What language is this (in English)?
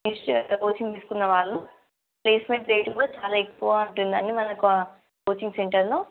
Telugu